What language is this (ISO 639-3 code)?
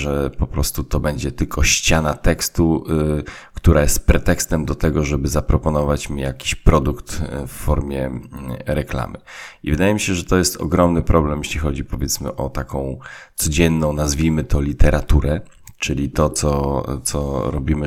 pol